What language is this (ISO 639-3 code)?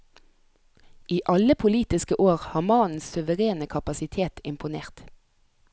nor